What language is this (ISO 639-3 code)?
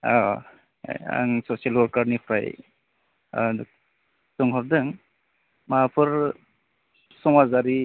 brx